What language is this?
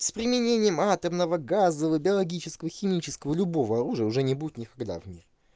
Russian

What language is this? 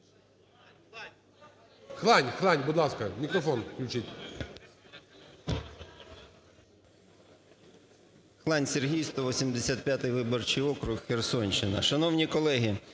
Ukrainian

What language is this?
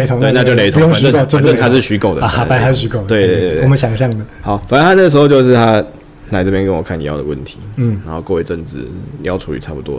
Chinese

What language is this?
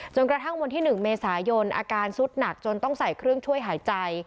Thai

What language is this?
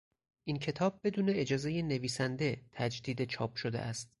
Persian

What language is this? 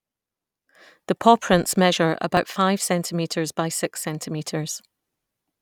English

